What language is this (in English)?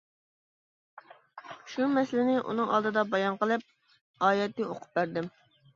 Uyghur